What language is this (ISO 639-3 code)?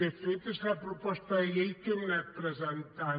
cat